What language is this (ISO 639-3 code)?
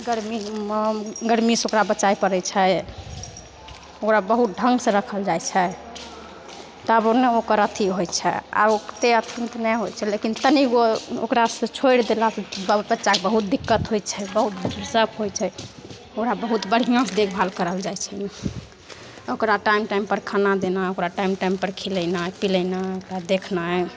mai